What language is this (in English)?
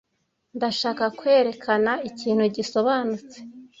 Kinyarwanda